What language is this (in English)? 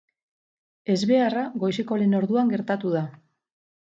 Basque